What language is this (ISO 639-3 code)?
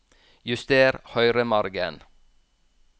nor